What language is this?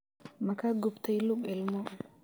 Somali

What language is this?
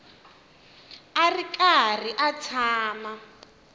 Tsonga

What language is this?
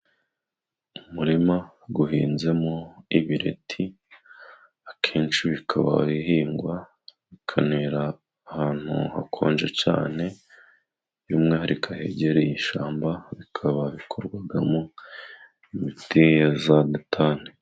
Kinyarwanda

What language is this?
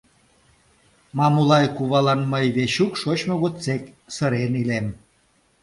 Mari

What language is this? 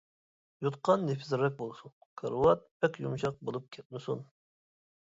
Uyghur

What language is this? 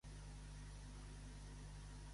Catalan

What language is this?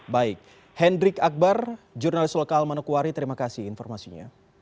Indonesian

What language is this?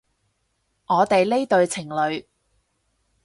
Cantonese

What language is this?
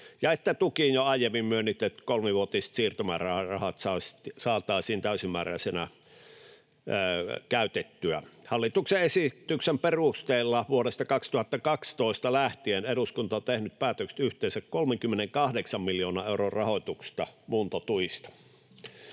Finnish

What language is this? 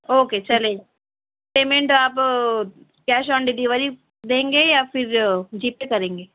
Urdu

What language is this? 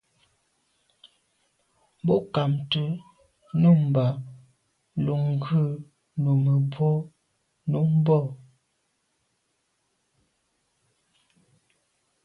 Medumba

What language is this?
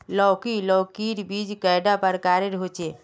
Magahi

